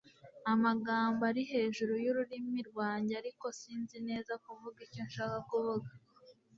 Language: Kinyarwanda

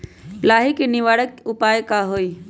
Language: Magahi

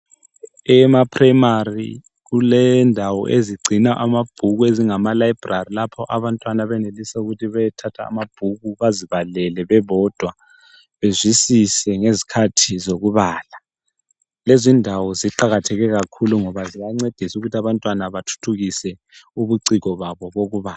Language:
North Ndebele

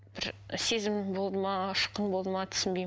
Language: Kazakh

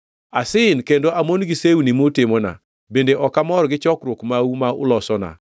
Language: Luo (Kenya and Tanzania)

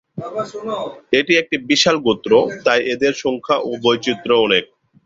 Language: Bangla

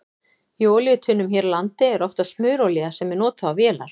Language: Icelandic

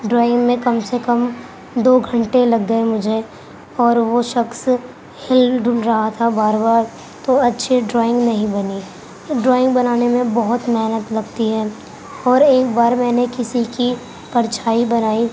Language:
Urdu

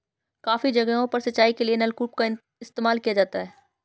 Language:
Hindi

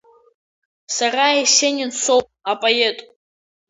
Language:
Abkhazian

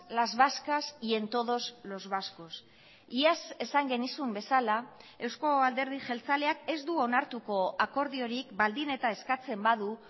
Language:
Basque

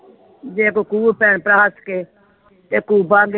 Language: Punjabi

